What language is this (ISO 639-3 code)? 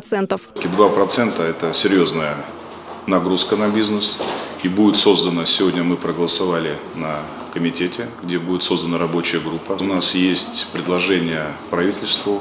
rus